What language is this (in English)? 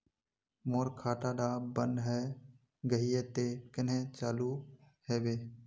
Magahi